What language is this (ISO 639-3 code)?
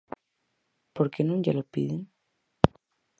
glg